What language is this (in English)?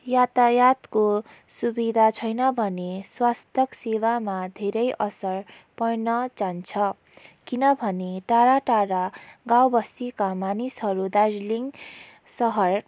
Nepali